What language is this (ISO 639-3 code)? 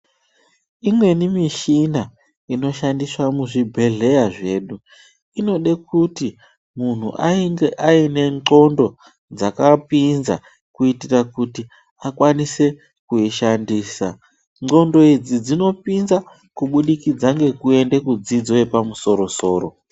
ndc